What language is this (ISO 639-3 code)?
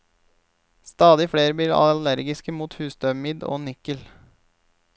nor